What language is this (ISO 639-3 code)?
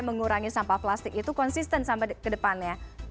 ind